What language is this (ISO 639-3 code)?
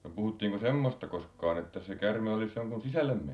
fin